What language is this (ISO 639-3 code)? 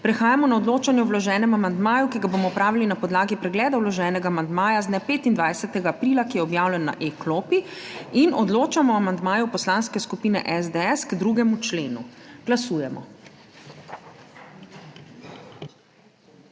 slv